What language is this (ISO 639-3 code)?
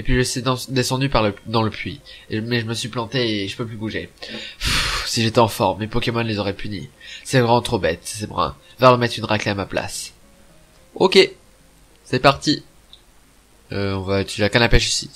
fra